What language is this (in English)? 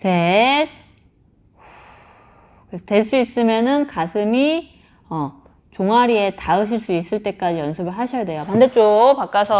Korean